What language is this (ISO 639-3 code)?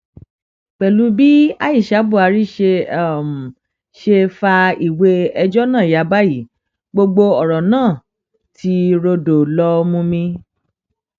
yor